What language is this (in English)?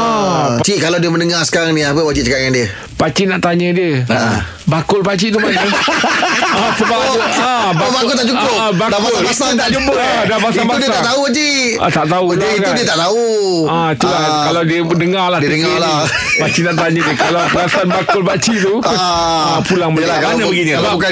Malay